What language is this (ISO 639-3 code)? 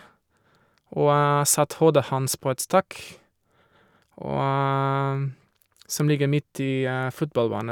nor